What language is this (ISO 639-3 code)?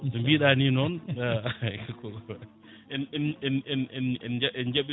ful